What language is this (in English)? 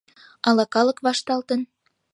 Mari